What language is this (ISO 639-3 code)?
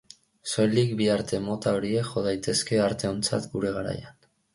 eus